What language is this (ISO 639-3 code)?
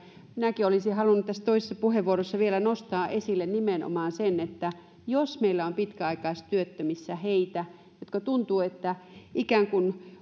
fin